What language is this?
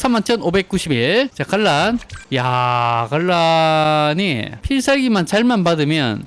Korean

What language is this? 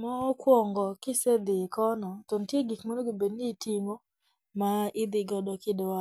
Luo (Kenya and Tanzania)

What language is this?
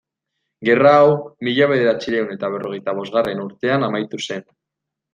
Basque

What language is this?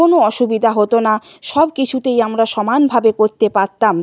Bangla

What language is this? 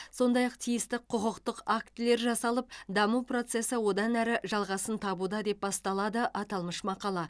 Kazakh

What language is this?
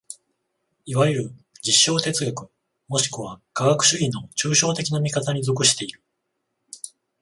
Japanese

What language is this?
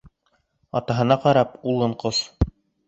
Bashkir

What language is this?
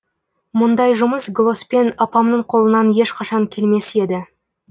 Kazakh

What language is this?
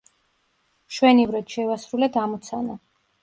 Georgian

